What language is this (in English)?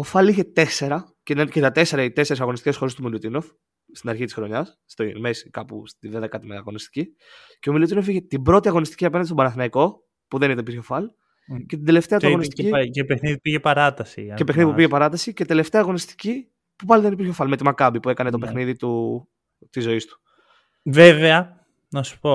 Greek